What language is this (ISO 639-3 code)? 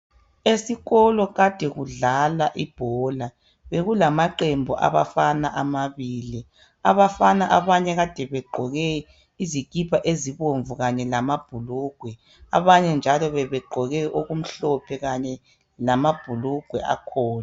nde